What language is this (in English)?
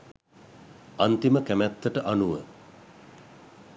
Sinhala